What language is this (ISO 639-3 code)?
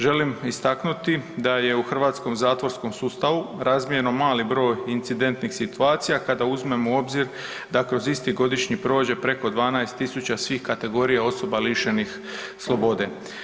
hrv